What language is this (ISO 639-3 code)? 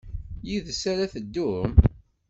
kab